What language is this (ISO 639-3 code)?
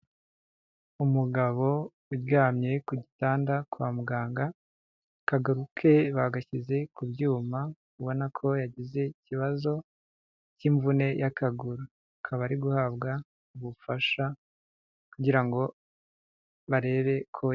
kin